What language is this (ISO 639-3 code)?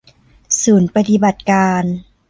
tha